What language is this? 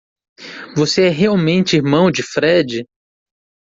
Portuguese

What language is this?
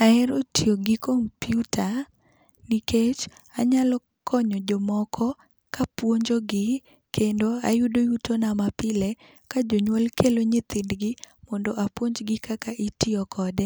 Luo (Kenya and Tanzania)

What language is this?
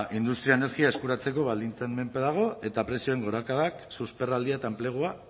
Basque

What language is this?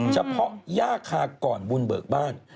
Thai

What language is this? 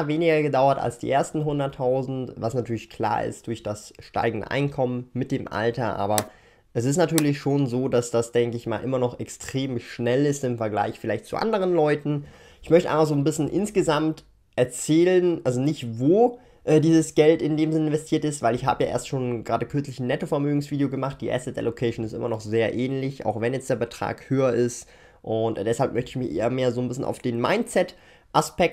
German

